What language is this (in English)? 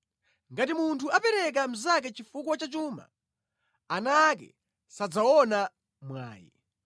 Nyanja